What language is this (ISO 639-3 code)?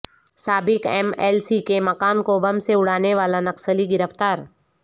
urd